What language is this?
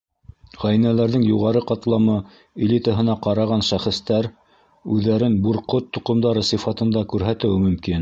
Bashkir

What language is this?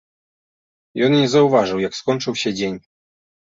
Belarusian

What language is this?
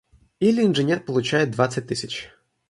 Russian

